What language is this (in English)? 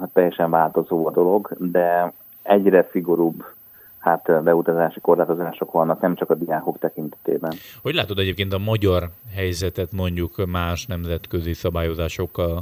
Hungarian